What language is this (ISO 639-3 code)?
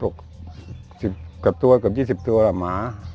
tha